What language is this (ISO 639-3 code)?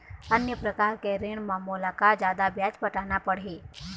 hne